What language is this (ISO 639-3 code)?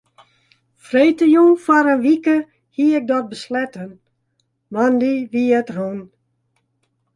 fry